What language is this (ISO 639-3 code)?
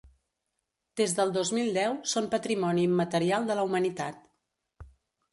cat